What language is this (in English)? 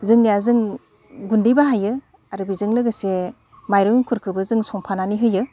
Bodo